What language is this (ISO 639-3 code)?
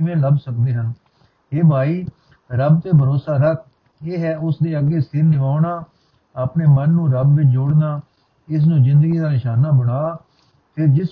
pan